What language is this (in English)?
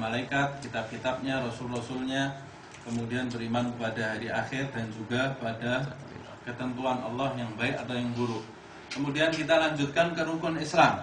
Indonesian